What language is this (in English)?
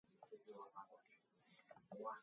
Mongolian